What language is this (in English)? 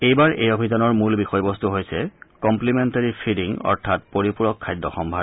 Assamese